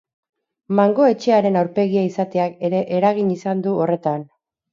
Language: Basque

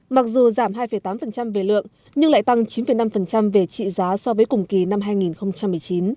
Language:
Vietnamese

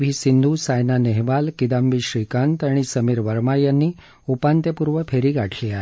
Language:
Marathi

